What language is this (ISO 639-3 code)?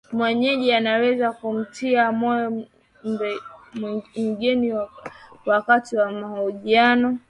swa